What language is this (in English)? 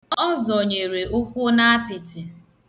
Igbo